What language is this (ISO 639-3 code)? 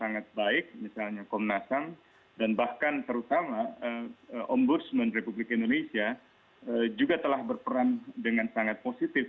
ind